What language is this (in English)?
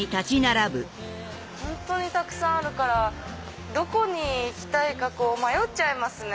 Japanese